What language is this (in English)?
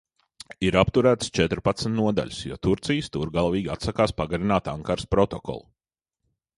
Latvian